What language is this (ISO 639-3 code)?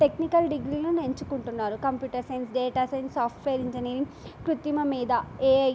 tel